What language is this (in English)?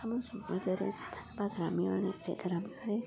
Odia